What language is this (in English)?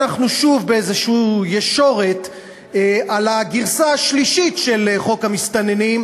Hebrew